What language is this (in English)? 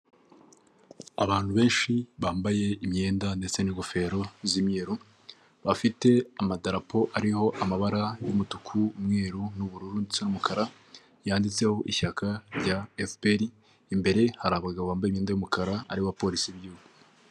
Kinyarwanda